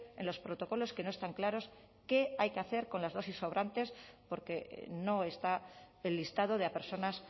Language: Spanish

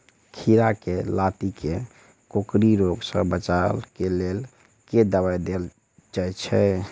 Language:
Maithili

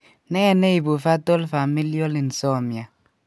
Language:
Kalenjin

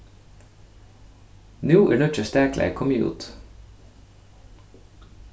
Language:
Faroese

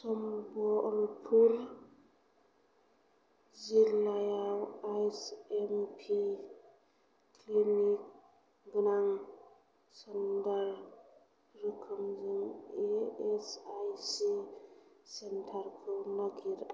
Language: Bodo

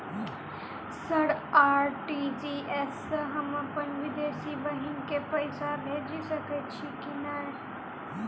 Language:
Maithili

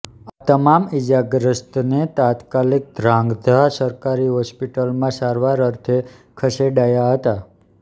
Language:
Gujarati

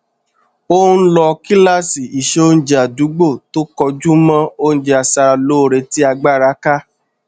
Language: Yoruba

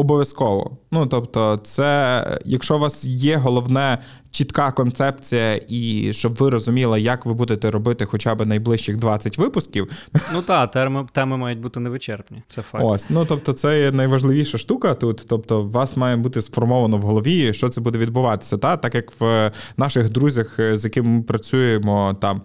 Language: Ukrainian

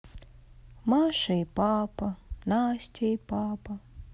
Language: Russian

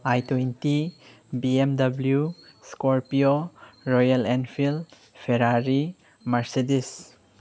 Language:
Manipuri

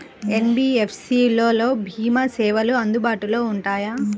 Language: Telugu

